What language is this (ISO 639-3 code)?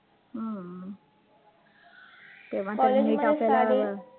mar